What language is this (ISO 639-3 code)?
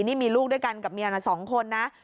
tha